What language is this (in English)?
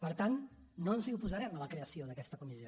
Catalan